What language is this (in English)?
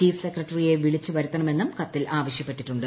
Malayalam